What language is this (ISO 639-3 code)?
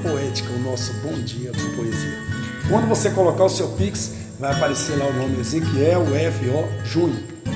por